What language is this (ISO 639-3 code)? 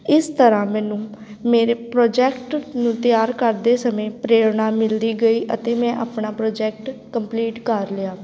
pan